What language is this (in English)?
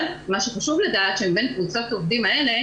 Hebrew